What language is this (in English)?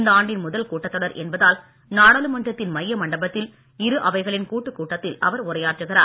Tamil